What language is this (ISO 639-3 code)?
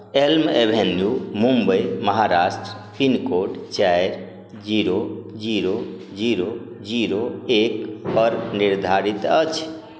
mai